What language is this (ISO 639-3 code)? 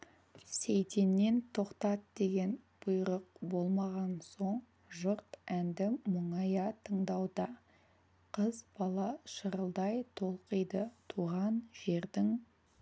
kaz